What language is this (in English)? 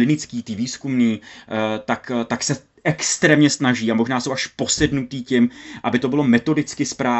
Czech